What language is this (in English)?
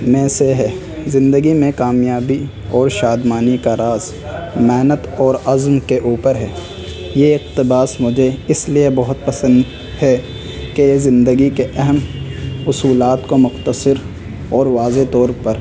Urdu